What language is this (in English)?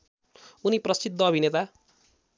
Nepali